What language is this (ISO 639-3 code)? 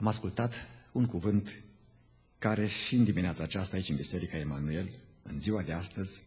ron